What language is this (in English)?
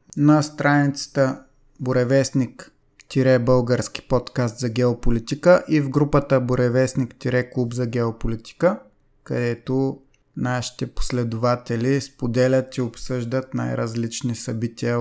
Bulgarian